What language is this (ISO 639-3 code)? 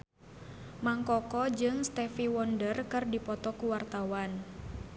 sun